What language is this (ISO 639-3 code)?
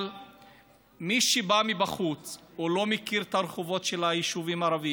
heb